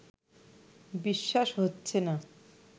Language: Bangla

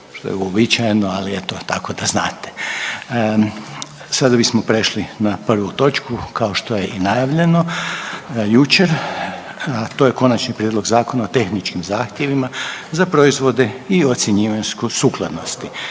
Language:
Croatian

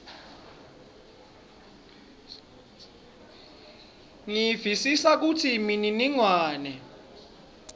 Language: Swati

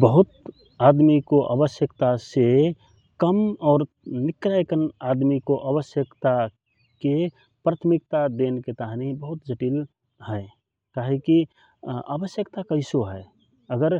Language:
Rana Tharu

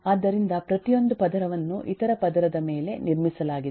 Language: Kannada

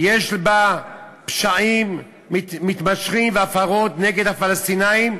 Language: Hebrew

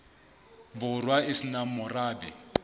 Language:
Southern Sotho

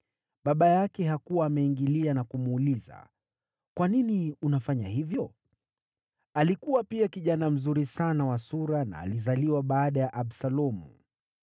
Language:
Swahili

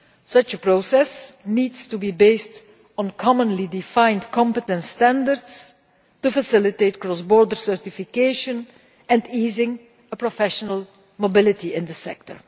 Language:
English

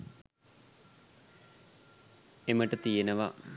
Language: Sinhala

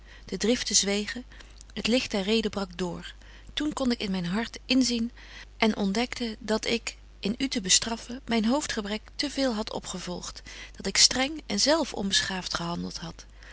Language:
Dutch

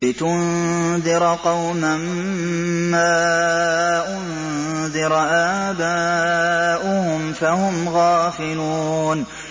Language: Arabic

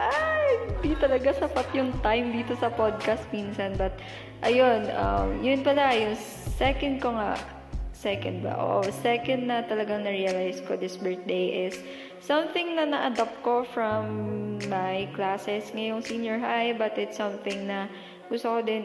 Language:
Filipino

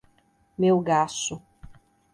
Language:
Portuguese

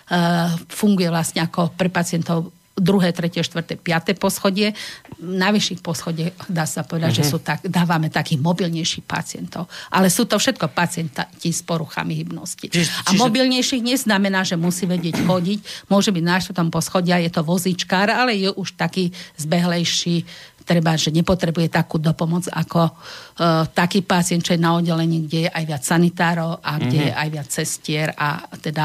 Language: Slovak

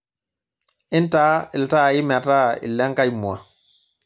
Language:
Masai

